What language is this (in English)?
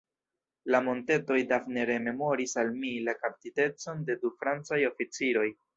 Esperanto